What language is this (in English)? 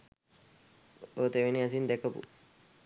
Sinhala